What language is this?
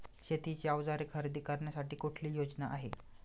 Marathi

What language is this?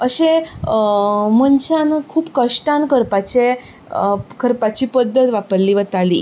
Konkani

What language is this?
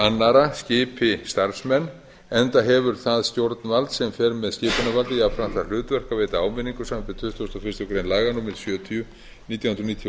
Icelandic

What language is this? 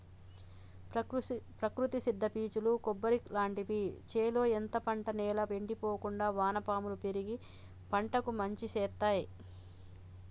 Telugu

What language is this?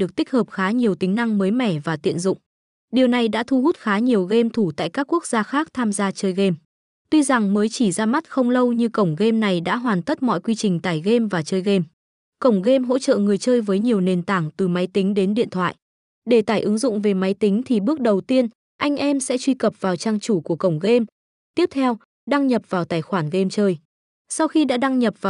Vietnamese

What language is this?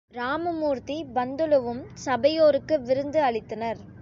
Tamil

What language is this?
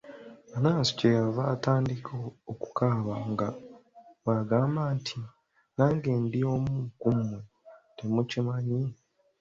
Ganda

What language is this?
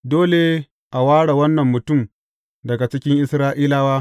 Hausa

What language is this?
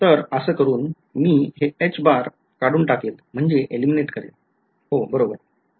Marathi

